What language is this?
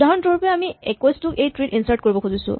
Assamese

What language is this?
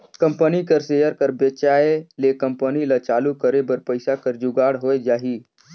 Chhattisgarhi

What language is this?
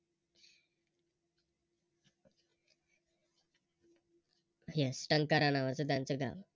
Marathi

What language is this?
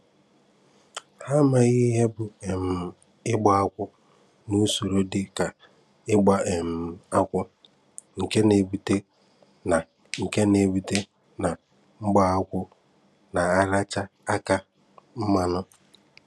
Igbo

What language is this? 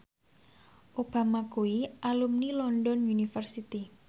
Javanese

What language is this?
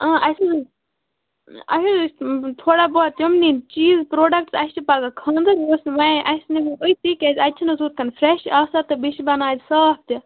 Kashmiri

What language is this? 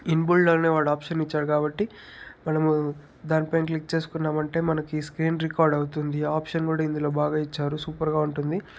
Telugu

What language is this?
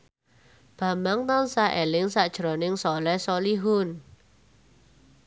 Javanese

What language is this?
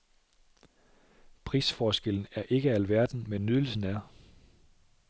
Danish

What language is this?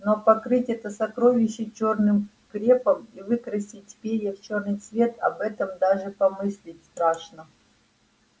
Russian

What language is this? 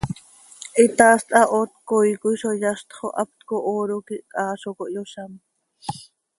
Seri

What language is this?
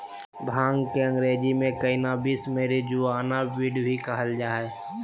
Magahi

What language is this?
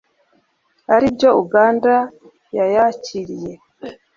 Kinyarwanda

